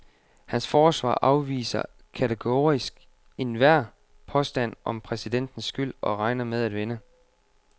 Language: Danish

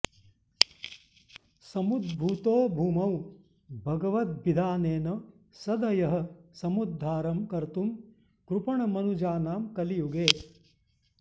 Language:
Sanskrit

